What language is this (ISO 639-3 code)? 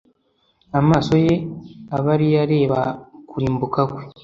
kin